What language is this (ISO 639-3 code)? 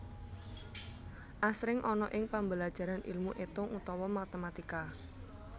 jav